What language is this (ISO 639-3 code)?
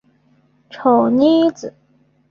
zho